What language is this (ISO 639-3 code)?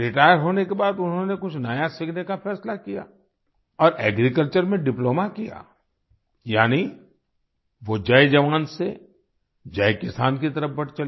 hin